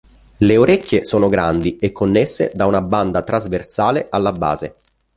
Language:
Italian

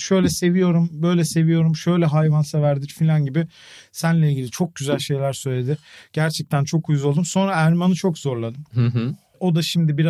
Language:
Turkish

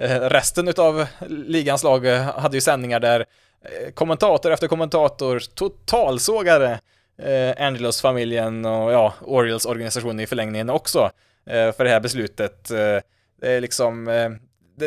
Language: Swedish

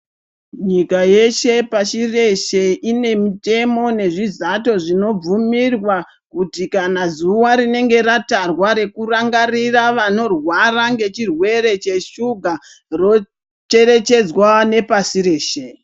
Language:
Ndau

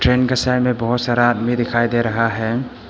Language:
Hindi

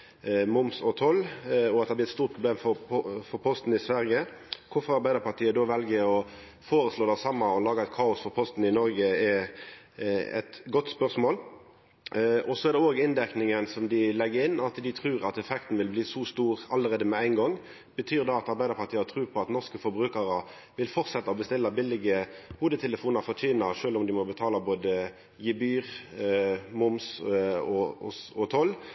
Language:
Norwegian Nynorsk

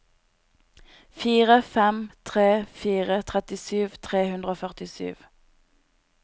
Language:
Norwegian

